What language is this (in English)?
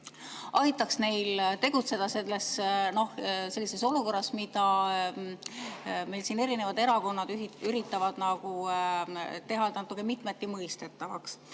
Estonian